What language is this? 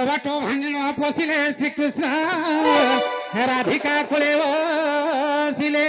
Bangla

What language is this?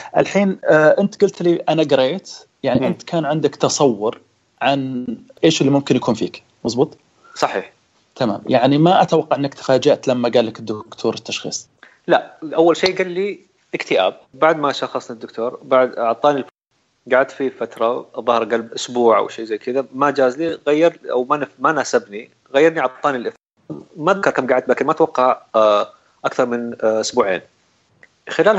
Arabic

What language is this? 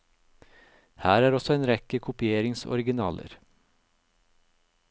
Norwegian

